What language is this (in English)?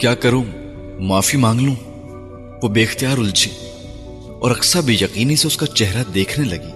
Urdu